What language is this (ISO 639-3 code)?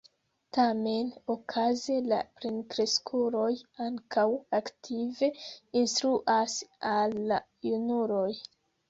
epo